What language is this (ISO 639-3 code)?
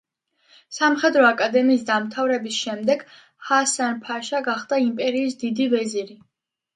kat